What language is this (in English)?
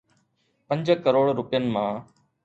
Sindhi